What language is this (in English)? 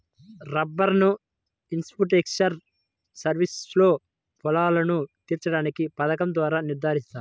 Telugu